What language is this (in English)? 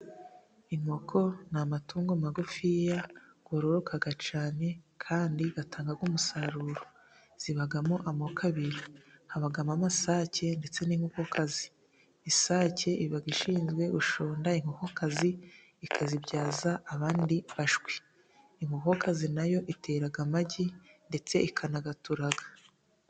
Kinyarwanda